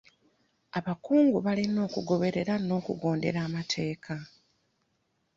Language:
Ganda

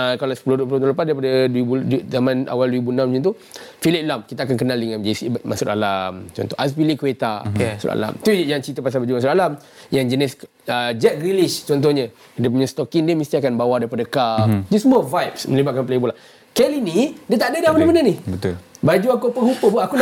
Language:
Malay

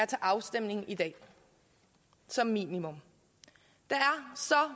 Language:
Danish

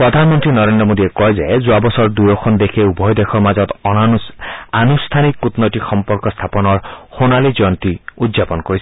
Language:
Assamese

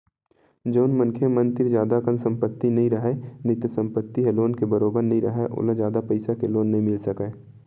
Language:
Chhattisgarhi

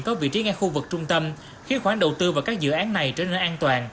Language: Vietnamese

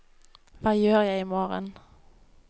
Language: Norwegian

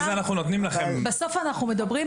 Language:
Hebrew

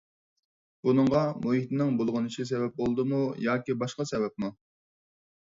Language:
Uyghur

